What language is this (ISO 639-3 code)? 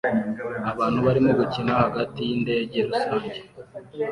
kin